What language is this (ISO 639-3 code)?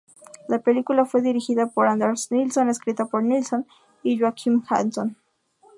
spa